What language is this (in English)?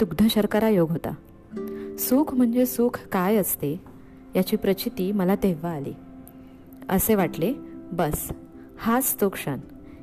Marathi